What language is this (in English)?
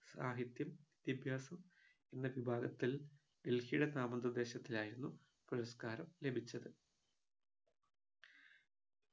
Malayalam